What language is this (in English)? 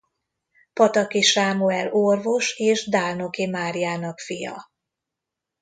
Hungarian